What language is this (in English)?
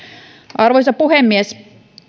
Finnish